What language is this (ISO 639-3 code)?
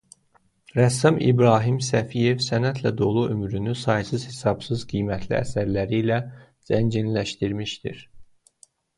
aze